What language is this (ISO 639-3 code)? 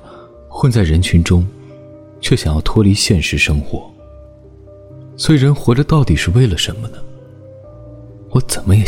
zho